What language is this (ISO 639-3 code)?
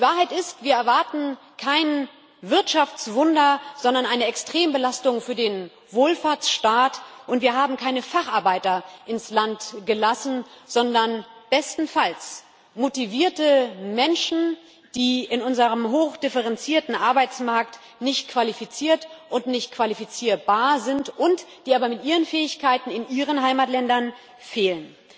deu